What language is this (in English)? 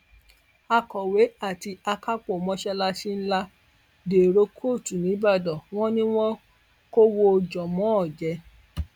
Yoruba